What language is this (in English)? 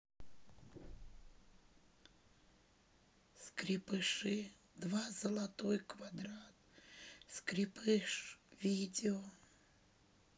Russian